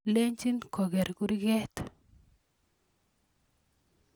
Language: Kalenjin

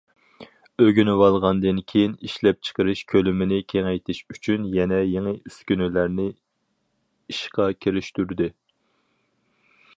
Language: Uyghur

